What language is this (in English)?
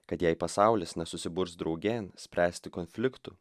Lithuanian